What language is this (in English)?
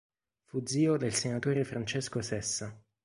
Italian